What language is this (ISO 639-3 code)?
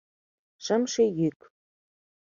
chm